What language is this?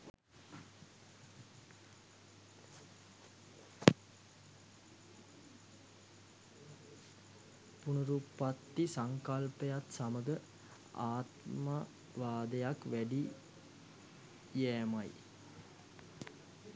Sinhala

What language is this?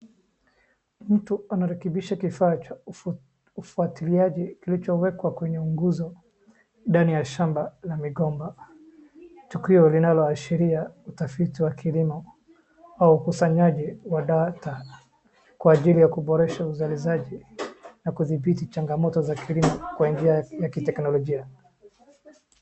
Swahili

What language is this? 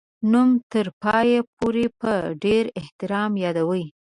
Pashto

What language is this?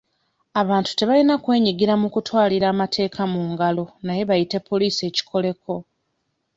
Ganda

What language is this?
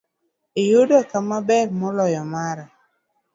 Luo (Kenya and Tanzania)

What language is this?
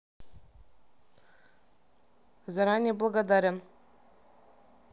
Russian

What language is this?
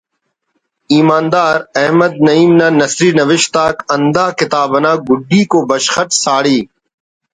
Brahui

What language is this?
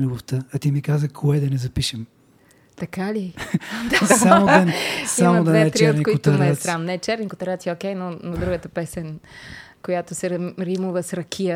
Bulgarian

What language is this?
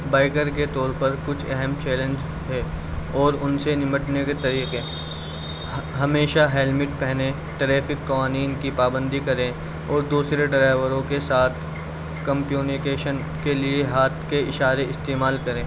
Urdu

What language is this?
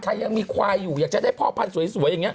Thai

